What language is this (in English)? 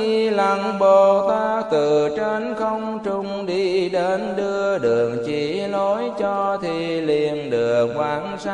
Vietnamese